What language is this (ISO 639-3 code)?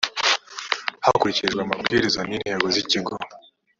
kin